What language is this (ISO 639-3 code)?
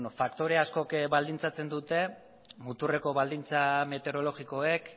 eus